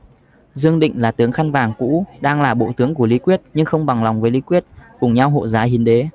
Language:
Vietnamese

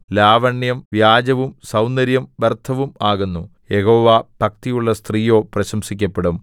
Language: Malayalam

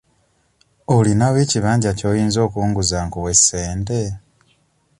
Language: Ganda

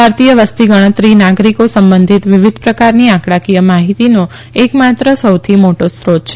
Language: Gujarati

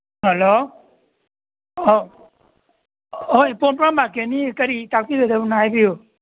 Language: Manipuri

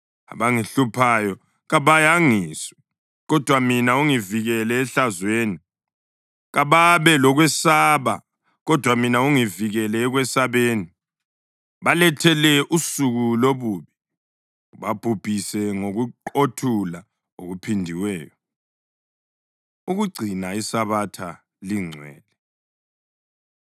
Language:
North Ndebele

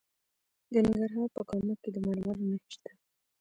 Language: Pashto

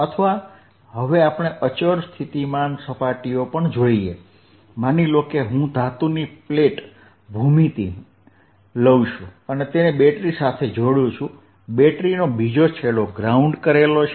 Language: Gujarati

